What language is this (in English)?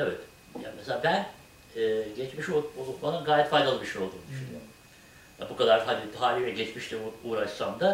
Turkish